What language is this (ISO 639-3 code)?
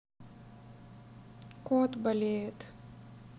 rus